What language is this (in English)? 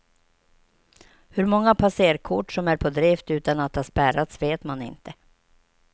Swedish